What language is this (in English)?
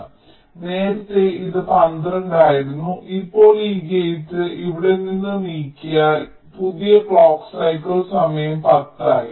Malayalam